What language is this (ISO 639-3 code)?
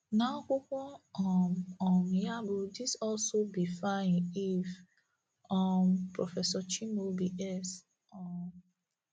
ibo